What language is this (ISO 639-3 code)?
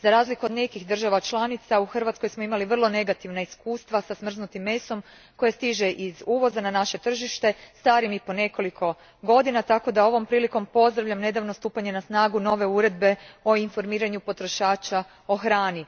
hrv